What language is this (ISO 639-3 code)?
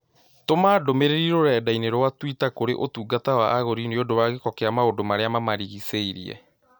kik